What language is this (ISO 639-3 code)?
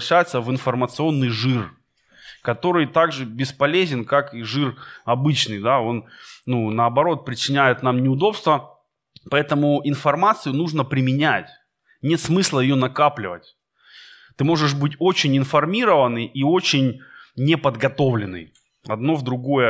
rus